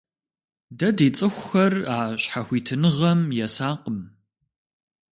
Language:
Kabardian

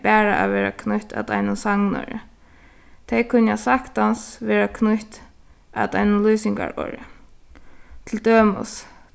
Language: Faroese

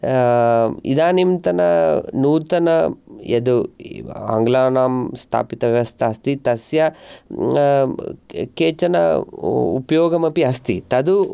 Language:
Sanskrit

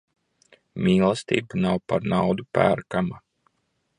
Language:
Latvian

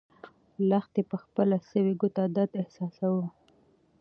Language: Pashto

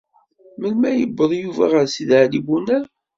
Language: Kabyle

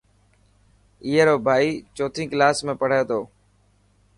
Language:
Dhatki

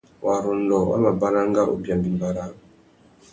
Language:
Tuki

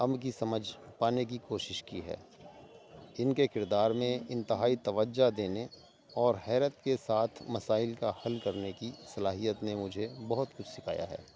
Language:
Urdu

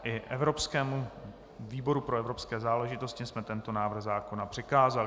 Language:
Czech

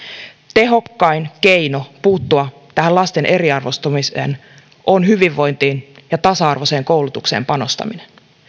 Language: Finnish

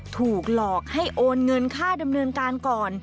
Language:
Thai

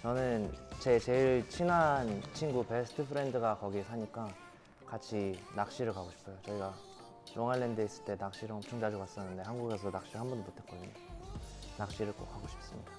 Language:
Korean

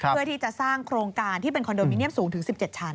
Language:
Thai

